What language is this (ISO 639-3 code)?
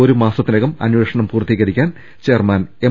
mal